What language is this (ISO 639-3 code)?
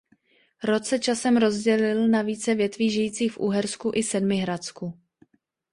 ces